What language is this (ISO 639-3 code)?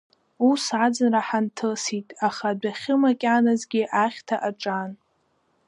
abk